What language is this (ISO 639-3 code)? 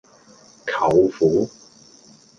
yue